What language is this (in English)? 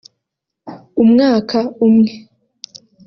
Kinyarwanda